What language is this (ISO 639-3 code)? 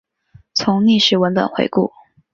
zho